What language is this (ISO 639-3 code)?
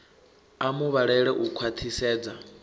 ven